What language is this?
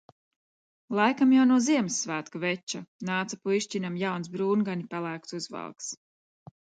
Latvian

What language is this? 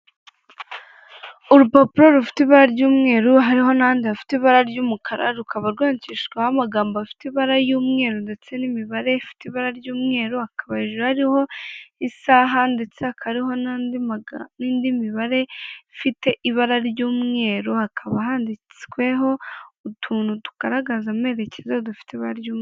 Kinyarwanda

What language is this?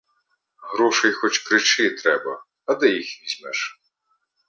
Ukrainian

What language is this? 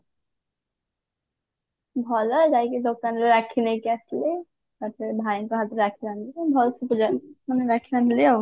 Odia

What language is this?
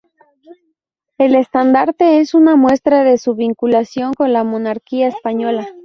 Spanish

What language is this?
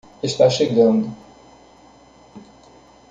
Portuguese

